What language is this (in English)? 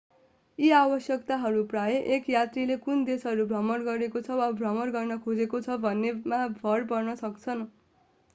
Nepali